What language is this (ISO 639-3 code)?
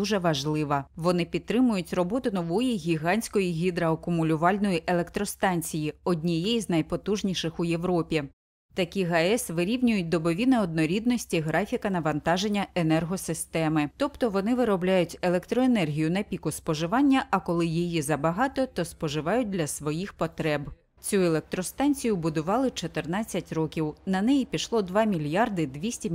ukr